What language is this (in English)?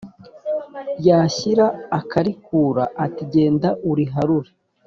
Kinyarwanda